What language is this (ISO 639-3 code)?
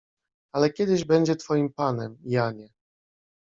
pol